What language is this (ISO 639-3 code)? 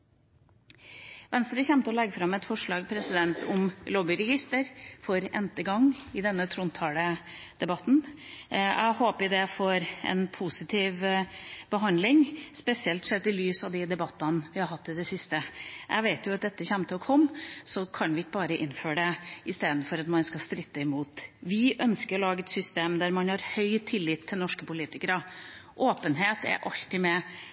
nob